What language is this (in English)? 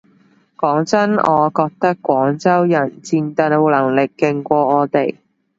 Cantonese